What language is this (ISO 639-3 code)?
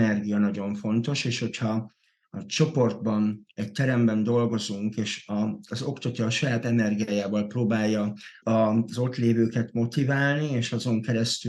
hun